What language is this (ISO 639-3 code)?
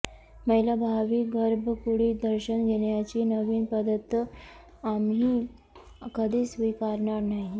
mar